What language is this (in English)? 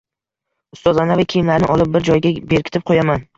Uzbek